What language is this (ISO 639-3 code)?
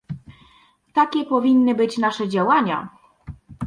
pol